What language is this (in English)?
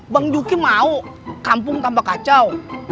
Indonesian